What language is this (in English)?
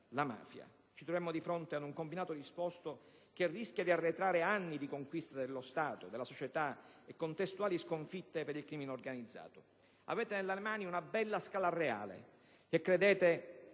Italian